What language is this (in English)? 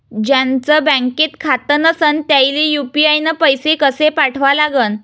Marathi